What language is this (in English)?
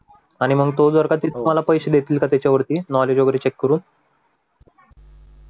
Marathi